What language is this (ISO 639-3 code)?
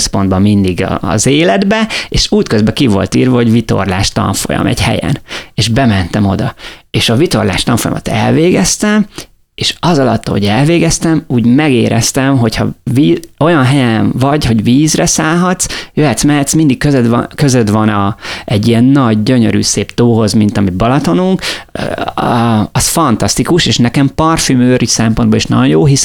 hun